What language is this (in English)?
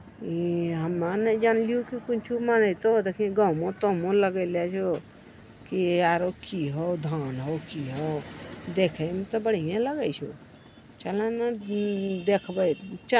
Magahi